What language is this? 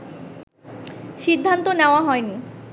Bangla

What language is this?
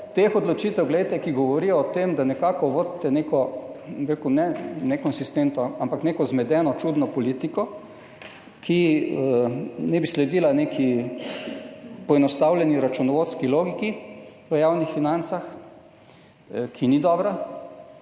Slovenian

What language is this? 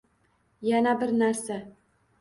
Uzbek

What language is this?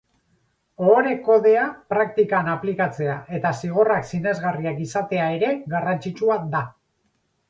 Basque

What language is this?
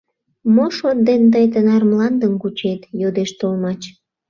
Mari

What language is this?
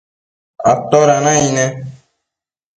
Matsés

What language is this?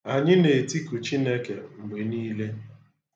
Igbo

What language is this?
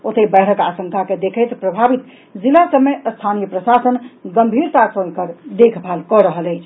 Maithili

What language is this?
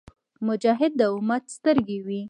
Pashto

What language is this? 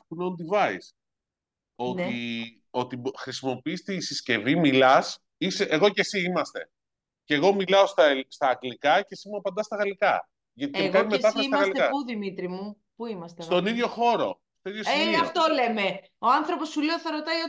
Greek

